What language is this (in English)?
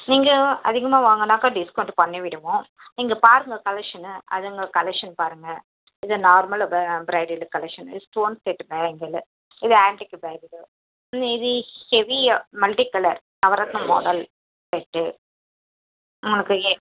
Tamil